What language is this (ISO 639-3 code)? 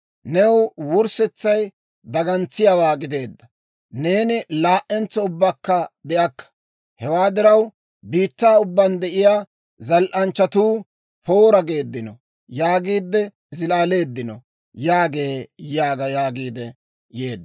dwr